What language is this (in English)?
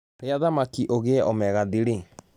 Kikuyu